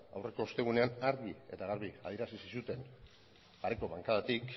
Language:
Basque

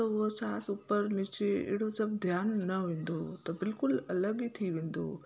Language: Sindhi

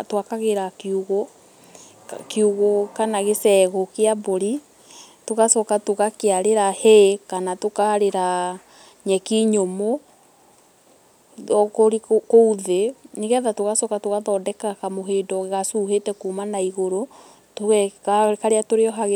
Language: Kikuyu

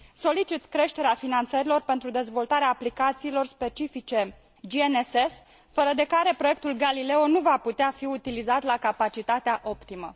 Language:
Romanian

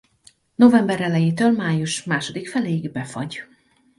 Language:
Hungarian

